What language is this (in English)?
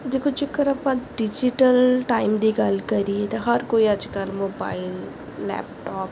Punjabi